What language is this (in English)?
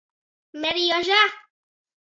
Latgalian